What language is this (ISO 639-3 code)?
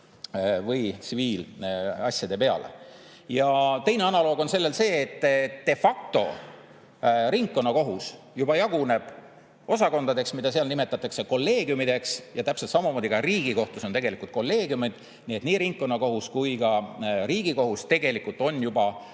est